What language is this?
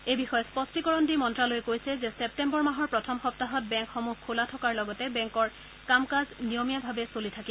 Assamese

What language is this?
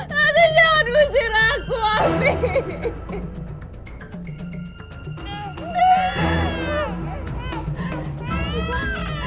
Indonesian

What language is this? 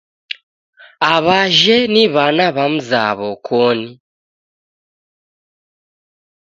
Taita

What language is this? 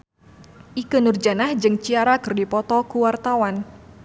Sundanese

